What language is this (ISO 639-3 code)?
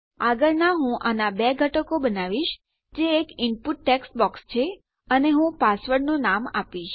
guj